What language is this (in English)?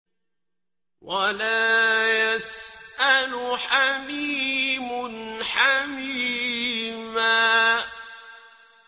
Arabic